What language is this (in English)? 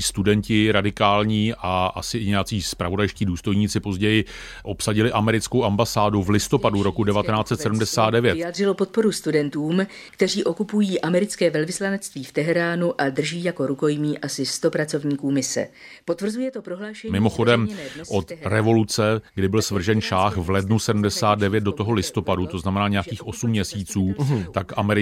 Czech